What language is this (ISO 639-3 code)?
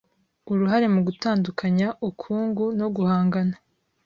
kin